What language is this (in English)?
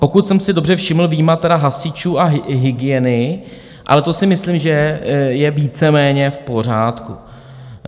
Czech